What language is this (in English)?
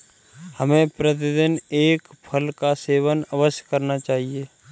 Hindi